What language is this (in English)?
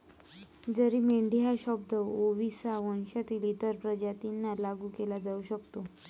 Marathi